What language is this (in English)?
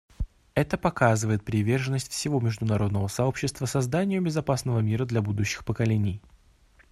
Russian